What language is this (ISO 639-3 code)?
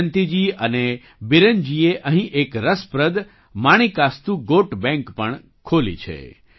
guj